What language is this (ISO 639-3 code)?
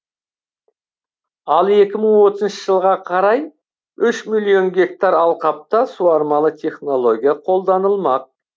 kaz